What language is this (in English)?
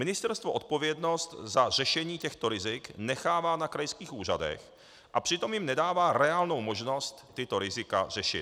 Czech